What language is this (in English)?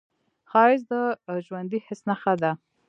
Pashto